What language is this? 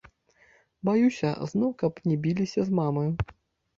Belarusian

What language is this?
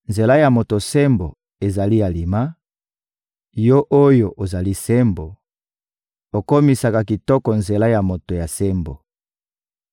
Lingala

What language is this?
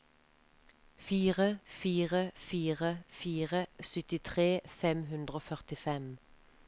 Norwegian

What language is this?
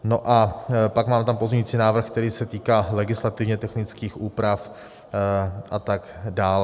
Czech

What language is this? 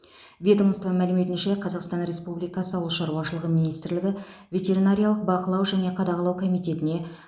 Kazakh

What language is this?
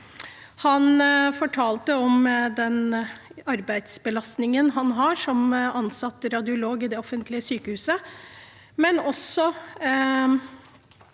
Norwegian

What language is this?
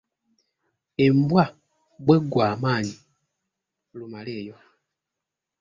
Ganda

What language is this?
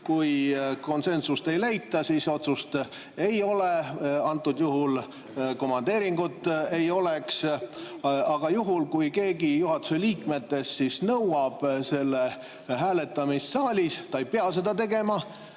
Estonian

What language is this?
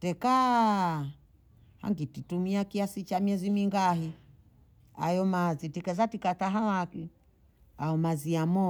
Bondei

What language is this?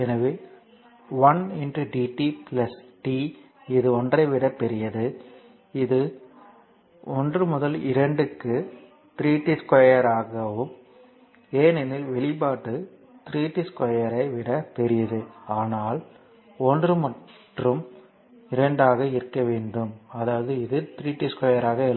Tamil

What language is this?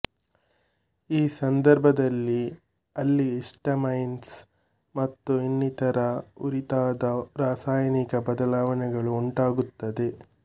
Kannada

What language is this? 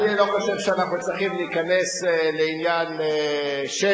Hebrew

